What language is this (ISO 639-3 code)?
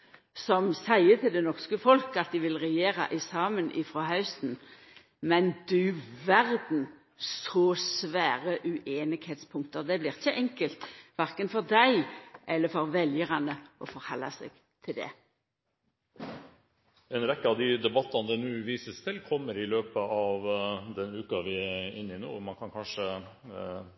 nor